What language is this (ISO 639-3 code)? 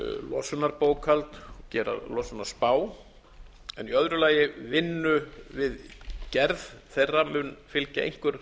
isl